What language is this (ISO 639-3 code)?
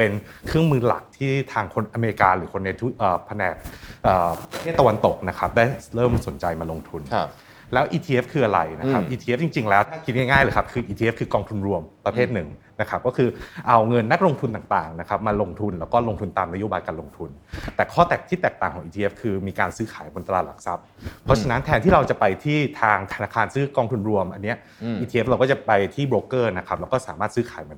tha